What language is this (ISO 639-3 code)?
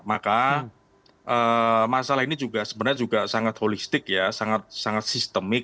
ind